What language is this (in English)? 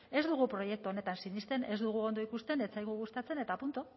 Basque